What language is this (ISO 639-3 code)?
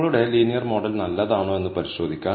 mal